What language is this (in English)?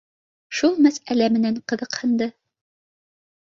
Bashkir